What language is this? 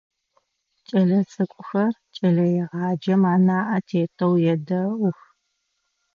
Adyghe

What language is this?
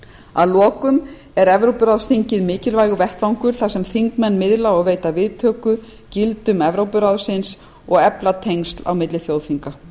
Icelandic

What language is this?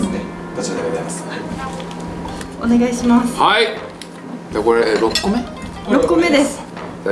Japanese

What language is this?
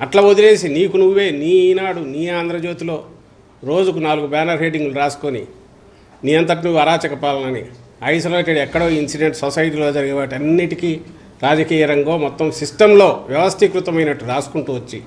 Telugu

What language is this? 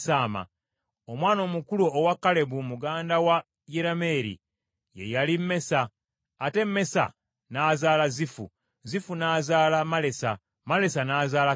Ganda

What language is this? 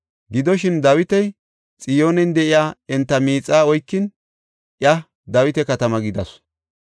Gofa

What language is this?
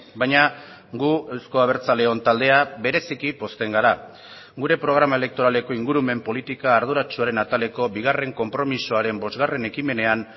Basque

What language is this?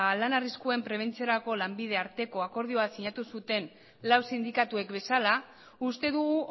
Basque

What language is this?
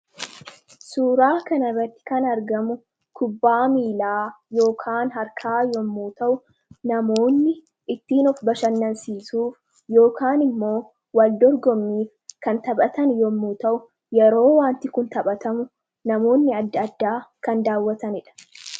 Oromo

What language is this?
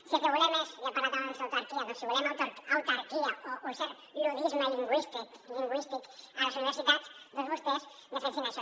Catalan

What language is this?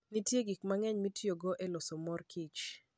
Luo (Kenya and Tanzania)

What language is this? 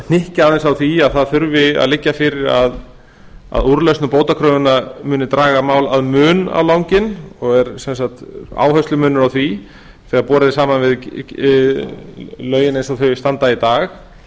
Icelandic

